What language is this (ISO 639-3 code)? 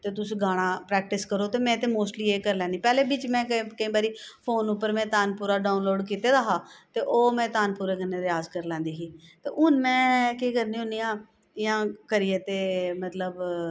doi